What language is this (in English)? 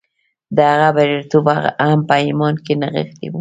Pashto